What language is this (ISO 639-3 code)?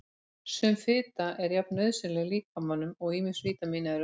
isl